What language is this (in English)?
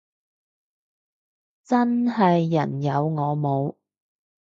Cantonese